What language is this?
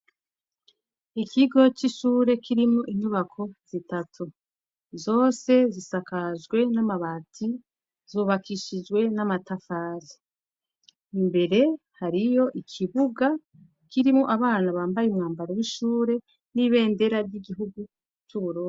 Rundi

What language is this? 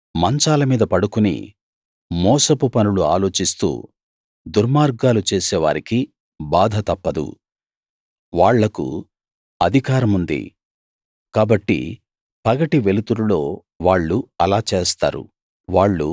Telugu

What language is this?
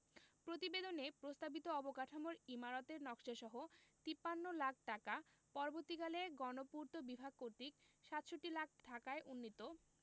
Bangla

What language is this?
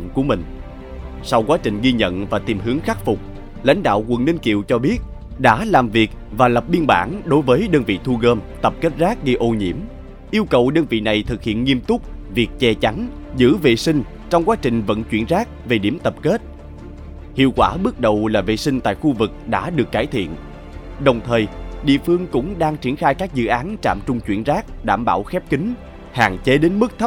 Vietnamese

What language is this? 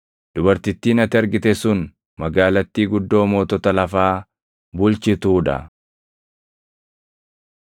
Oromo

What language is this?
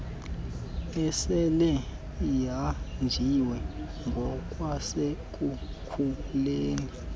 Xhosa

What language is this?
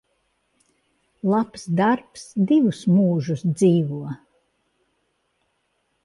Latvian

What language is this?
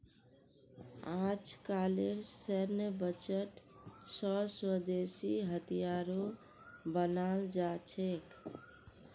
Magahi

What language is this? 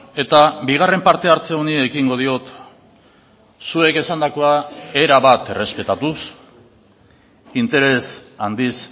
Basque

